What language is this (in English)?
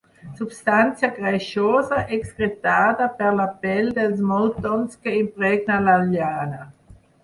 Catalan